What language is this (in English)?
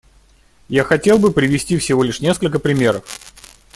Russian